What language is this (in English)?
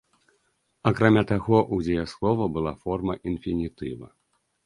Belarusian